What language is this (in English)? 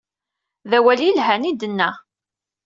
Kabyle